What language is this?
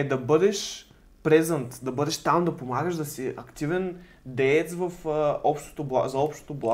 Bulgarian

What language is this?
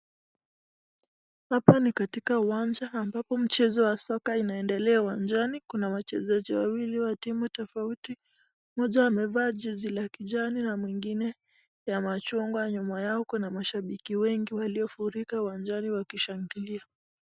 Swahili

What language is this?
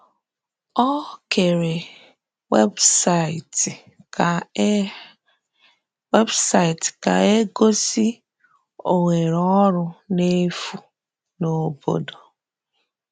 Igbo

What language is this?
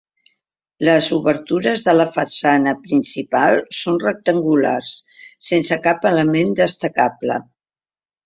Catalan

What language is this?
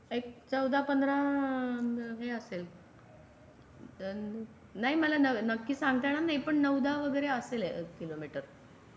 Marathi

